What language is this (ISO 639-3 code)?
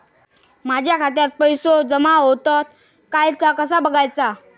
mar